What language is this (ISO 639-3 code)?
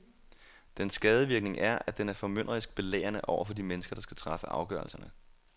dan